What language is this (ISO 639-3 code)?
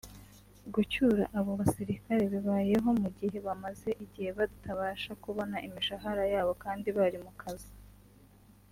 kin